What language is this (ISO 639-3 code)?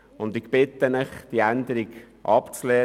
gsw